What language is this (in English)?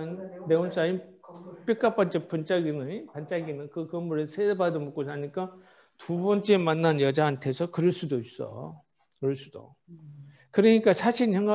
Korean